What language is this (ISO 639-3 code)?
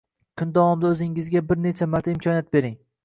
uzb